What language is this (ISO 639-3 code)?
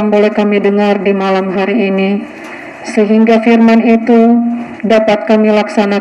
ind